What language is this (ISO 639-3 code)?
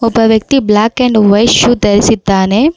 kan